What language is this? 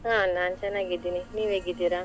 Kannada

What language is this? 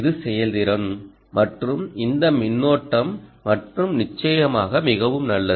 Tamil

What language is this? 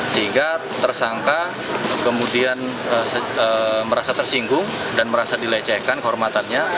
Indonesian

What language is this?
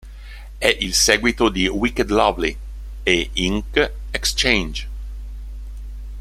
Italian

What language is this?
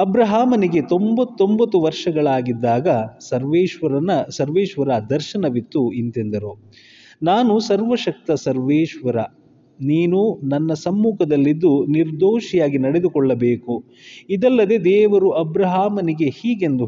Kannada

